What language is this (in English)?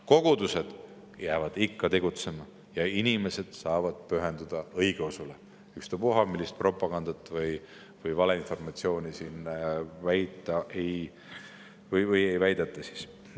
Estonian